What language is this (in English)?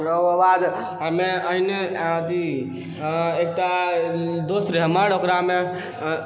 Maithili